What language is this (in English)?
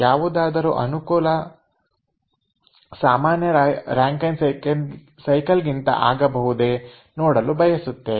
Kannada